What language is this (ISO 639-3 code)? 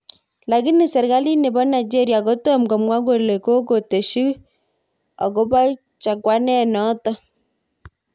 kln